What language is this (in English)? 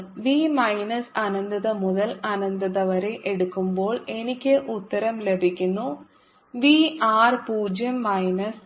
Malayalam